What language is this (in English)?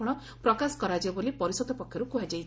Odia